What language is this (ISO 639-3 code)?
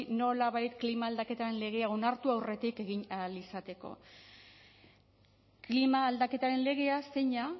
eus